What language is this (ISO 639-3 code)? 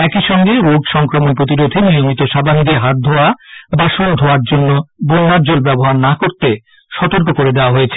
ben